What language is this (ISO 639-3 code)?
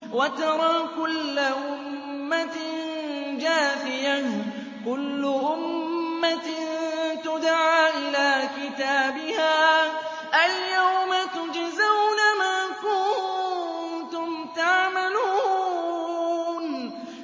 ara